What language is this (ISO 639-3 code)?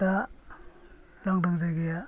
brx